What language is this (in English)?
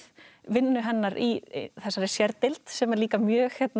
Icelandic